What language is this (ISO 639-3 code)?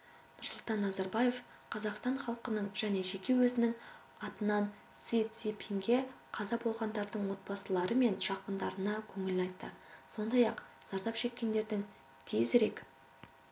kaz